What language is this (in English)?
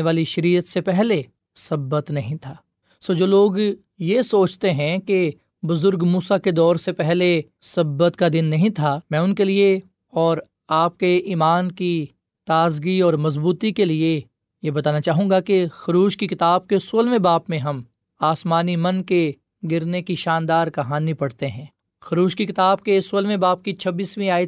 Urdu